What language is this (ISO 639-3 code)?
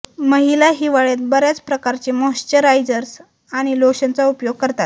mar